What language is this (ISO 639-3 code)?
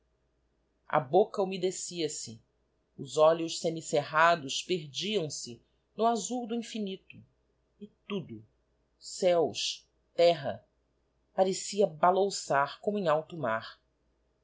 por